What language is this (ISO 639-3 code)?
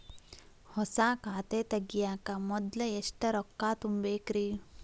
kan